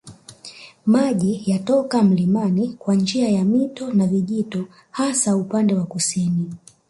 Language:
Swahili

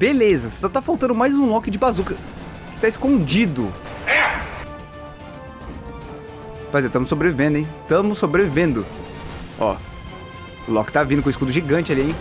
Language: Portuguese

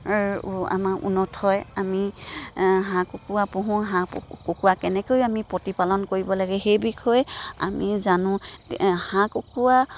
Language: Assamese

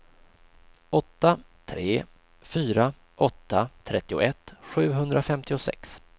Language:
Swedish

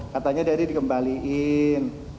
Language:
Indonesian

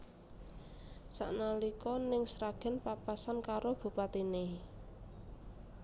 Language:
Javanese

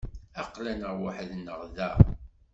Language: Kabyle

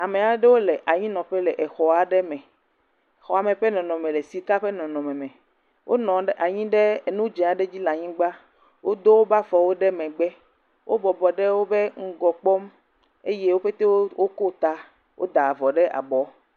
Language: Ewe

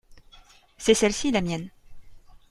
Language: French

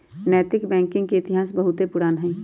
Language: Magahi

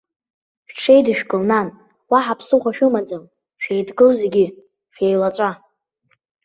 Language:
Abkhazian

